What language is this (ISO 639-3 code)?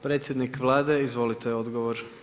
hrv